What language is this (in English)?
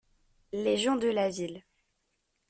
French